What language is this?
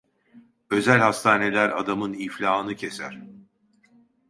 Turkish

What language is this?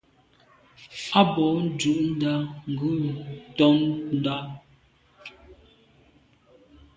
Medumba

